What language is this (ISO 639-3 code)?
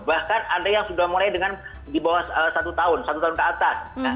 ind